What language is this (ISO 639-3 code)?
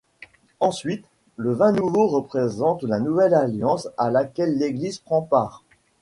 fra